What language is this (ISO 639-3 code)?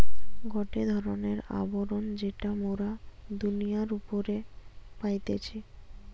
ben